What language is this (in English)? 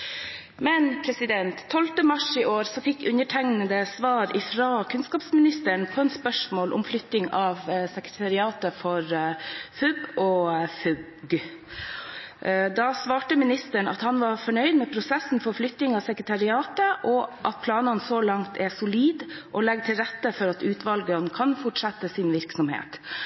Norwegian Bokmål